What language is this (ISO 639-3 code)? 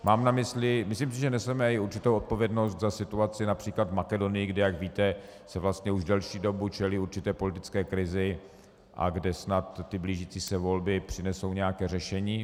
ces